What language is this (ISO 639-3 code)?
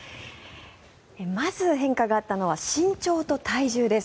jpn